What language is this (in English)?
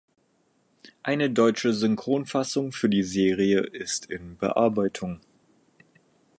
German